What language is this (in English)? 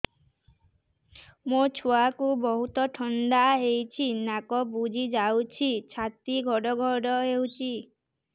Odia